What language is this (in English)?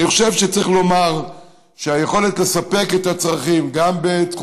Hebrew